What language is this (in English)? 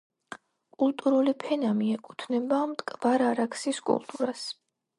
Georgian